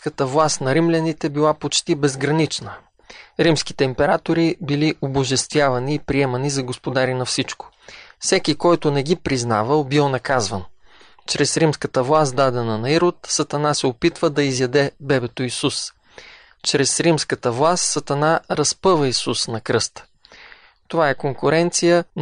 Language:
Bulgarian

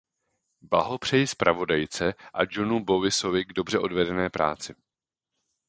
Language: Czech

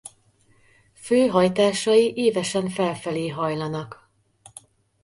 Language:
Hungarian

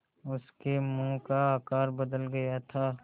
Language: Hindi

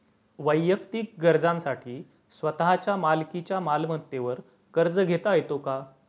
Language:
Marathi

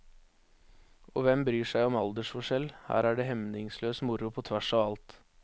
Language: Norwegian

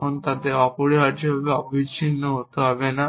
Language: Bangla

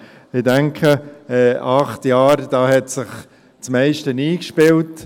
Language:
Swiss German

